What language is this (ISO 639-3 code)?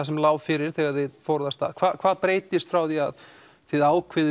isl